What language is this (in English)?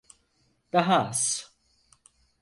Turkish